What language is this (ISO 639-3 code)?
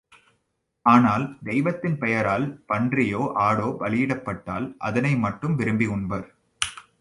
tam